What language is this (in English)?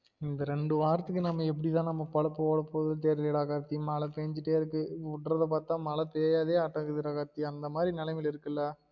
Tamil